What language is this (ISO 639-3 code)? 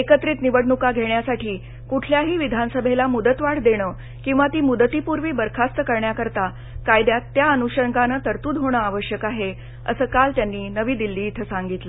mar